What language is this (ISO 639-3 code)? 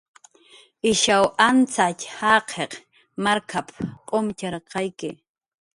jqr